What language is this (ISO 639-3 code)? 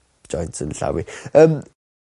cym